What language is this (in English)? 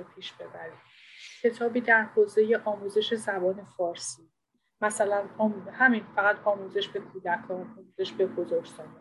Persian